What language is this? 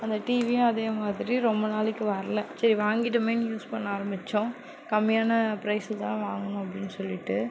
Tamil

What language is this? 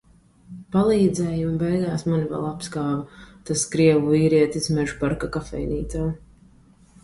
Latvian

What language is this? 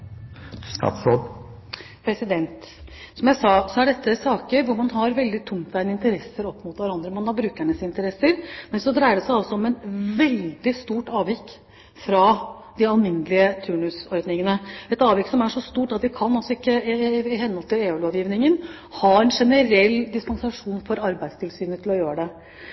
Norwegian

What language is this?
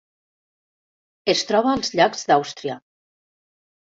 Catalan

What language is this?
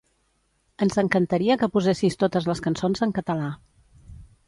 Catalan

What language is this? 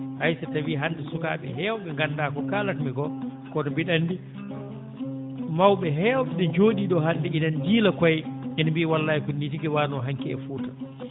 Fula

